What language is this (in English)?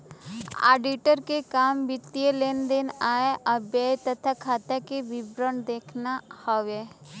Bhojpuri